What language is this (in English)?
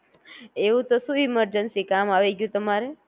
Gujarati